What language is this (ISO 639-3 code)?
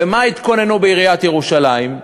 heb